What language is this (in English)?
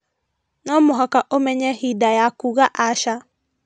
Kikuyu